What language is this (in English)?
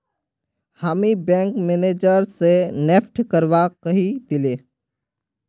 Magahi